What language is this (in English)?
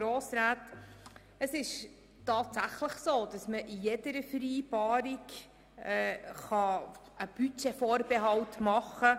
Swiss German